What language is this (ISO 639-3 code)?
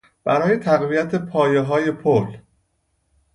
fas